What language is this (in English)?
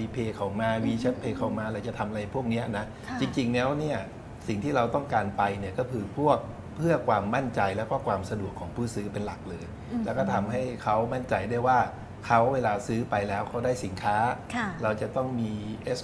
Thai